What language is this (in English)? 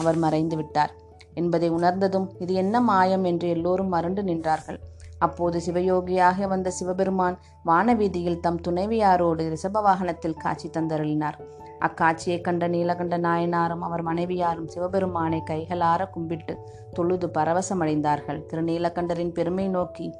Tamil